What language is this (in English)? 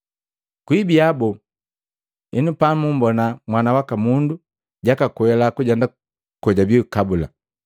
Matengo